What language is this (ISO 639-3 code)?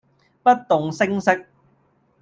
yue